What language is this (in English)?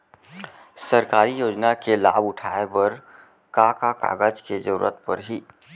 Chhattisgarhi